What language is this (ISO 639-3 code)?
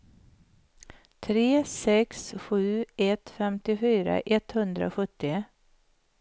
swe